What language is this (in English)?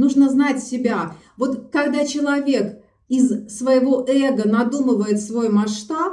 Russian